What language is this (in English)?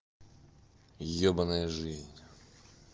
Russian